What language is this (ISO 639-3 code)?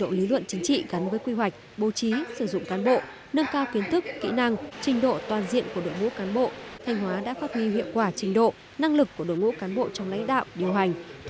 vie